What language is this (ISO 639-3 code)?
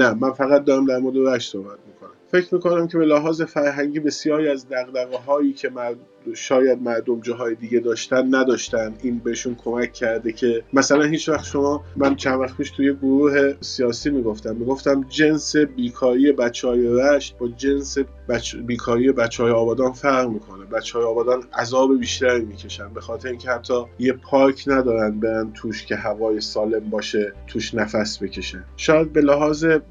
fas